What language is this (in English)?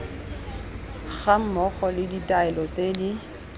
Tswana